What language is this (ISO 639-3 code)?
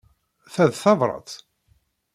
kab